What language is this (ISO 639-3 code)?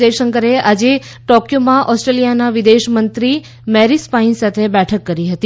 guj